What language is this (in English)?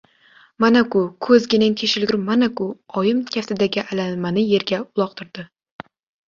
Uzbek